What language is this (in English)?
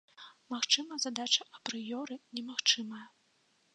Belarusian